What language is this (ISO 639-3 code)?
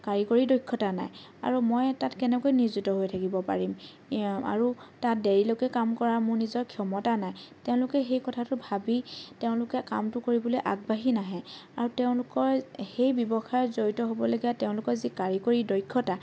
asm